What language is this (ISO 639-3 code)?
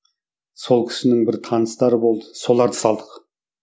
kaz